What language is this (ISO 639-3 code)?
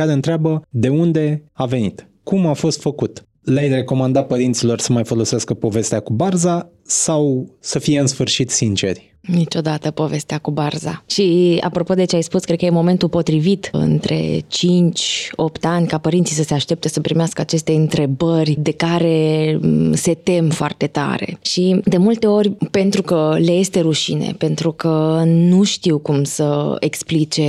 ron